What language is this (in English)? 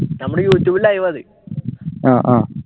Malayalam